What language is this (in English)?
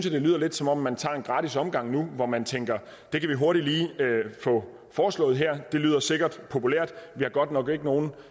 Danish